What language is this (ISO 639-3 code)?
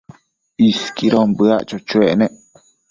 mcf